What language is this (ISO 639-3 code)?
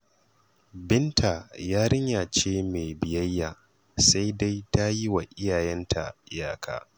hau